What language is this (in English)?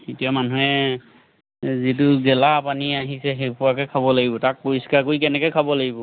Assamese